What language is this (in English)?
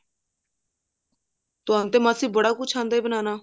Punjabi